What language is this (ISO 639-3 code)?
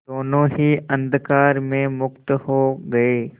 hin